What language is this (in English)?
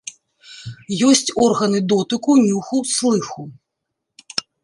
Belarusian